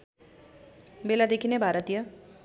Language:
Nepali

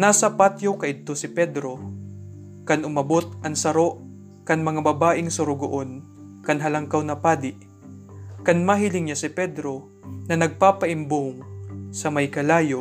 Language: Filipino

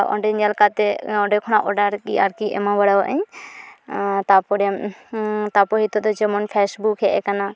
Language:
Santali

